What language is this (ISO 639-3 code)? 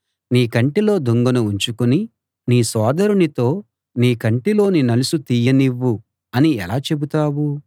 tel